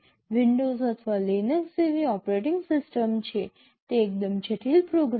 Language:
Gujarati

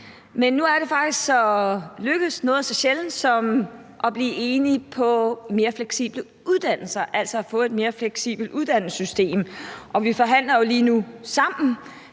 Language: Danish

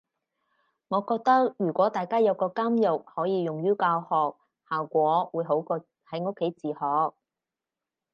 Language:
Cantonese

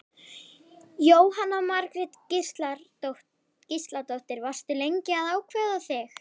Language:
Icelandic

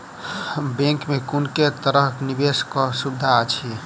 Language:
Maithili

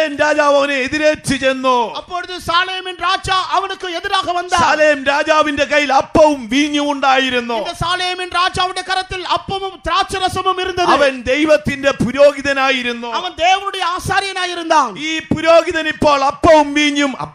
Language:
Korean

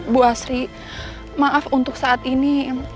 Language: Indonesian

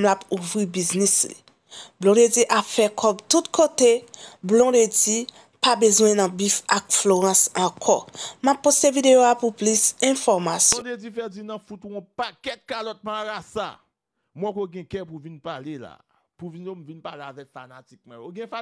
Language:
French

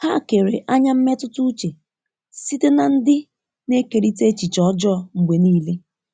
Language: Igbo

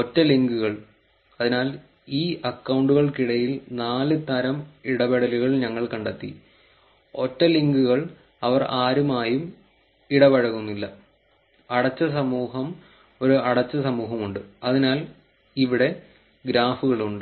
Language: Malayalam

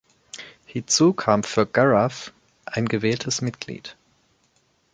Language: German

